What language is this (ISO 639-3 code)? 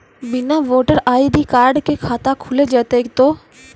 mai